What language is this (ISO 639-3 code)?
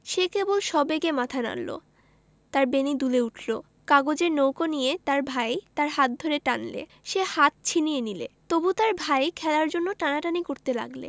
ben